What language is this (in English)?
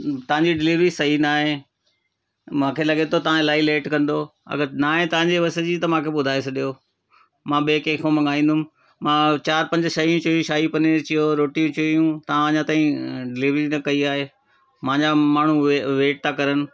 Sindhi